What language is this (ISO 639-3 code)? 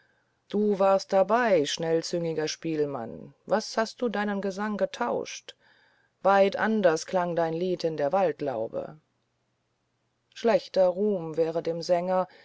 deu